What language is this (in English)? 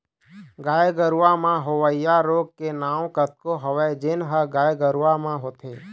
Chhattisgarhi